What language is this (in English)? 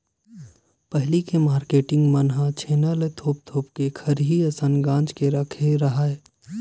Chhattisgarhi